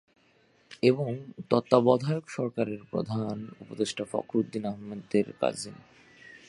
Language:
Bangla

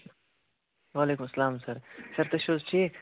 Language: Kashmiri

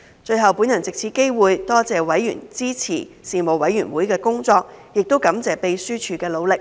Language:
Cantonese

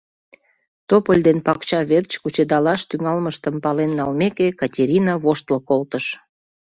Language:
Mari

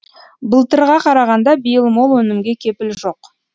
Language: Kazakh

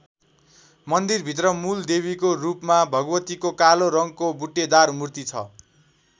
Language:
Nepali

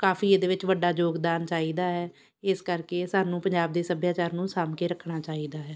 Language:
Punjabi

